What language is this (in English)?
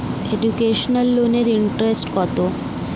Bangla